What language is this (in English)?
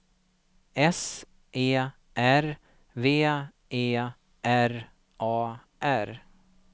Swedish